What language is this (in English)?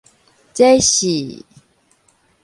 Min Nan Chinese